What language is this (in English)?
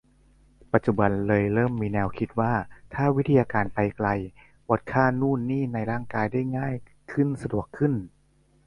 Thai